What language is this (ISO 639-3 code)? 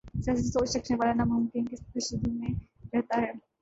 urd